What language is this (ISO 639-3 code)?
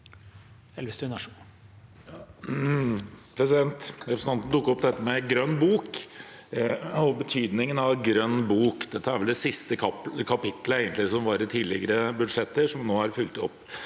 nor